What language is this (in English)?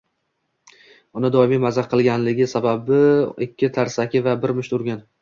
Uzbek